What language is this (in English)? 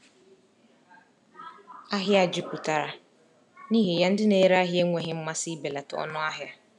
Igbo